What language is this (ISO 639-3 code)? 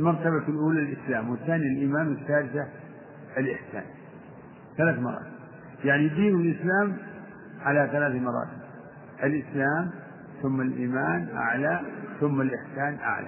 ara